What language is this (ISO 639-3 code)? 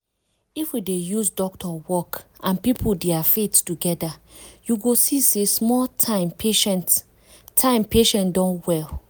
pcm